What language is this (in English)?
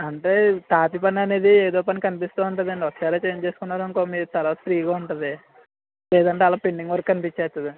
Telugu